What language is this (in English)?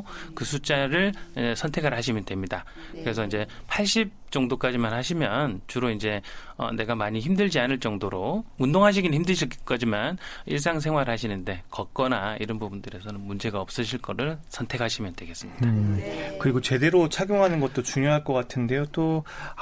Korean